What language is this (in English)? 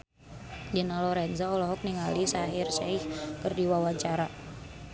Sundanese